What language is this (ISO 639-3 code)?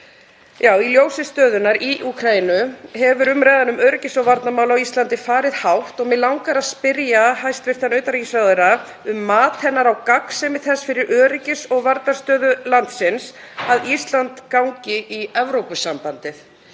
isl